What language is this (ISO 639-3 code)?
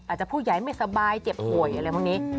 tha